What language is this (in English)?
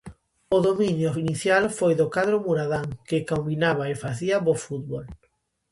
Galician